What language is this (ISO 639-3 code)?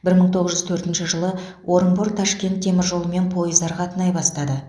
kaz